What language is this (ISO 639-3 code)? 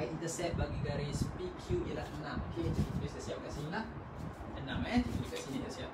msa